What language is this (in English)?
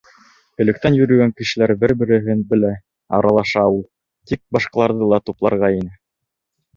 Bashkir